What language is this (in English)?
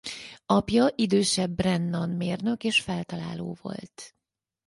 Hungarian